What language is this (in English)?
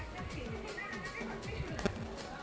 Bangla